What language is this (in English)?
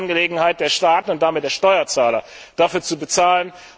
German